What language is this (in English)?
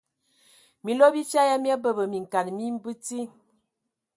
Ewondo